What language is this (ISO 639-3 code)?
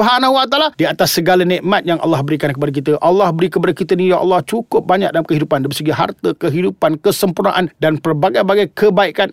msa